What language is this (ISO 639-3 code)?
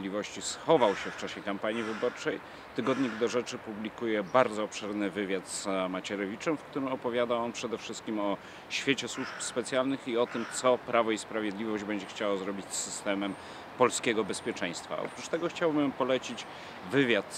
pol